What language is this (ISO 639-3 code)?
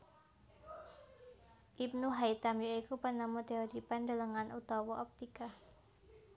jav